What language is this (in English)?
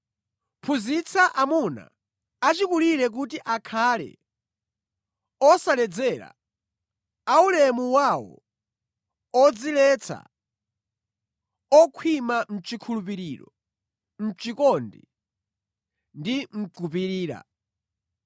Nyanja